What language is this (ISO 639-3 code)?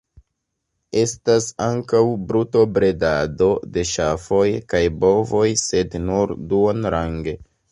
epo